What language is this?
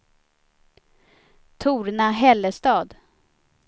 Swedish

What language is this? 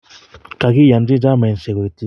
Kalenjin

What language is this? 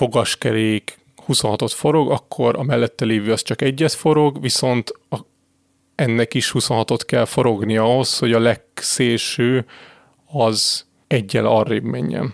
Hungarian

